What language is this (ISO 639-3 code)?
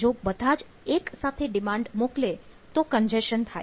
guj